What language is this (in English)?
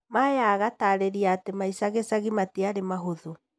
Kikuyu